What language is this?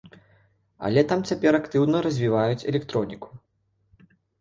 Belarusian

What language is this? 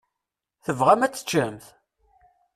Kabyle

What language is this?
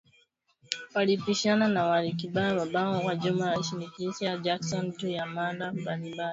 Swahili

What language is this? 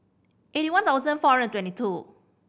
English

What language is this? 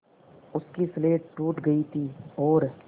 Hindi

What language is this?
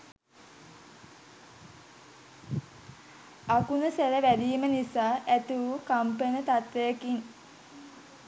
Sinhala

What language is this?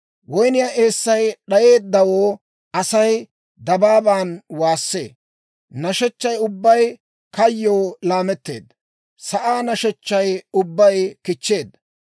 Dawro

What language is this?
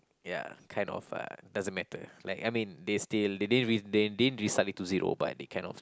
English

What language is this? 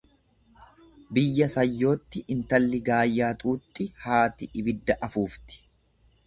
Oromo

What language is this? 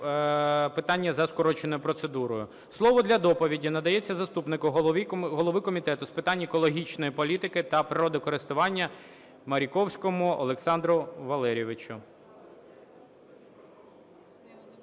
Ukrainian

